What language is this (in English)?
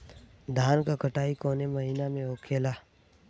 Bhojpuri